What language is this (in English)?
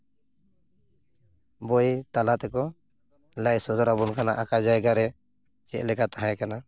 Santali